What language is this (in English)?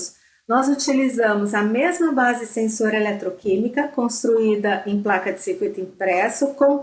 Portuguese